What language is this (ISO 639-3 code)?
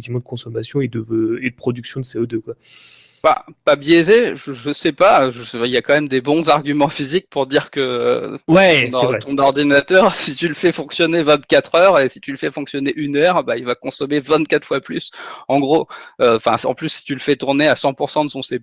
fra